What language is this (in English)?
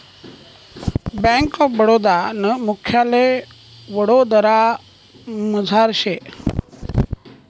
Marathi